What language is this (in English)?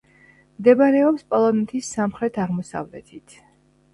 Georgian